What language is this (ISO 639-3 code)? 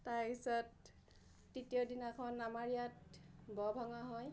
asm